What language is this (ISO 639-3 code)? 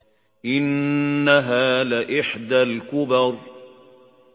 ara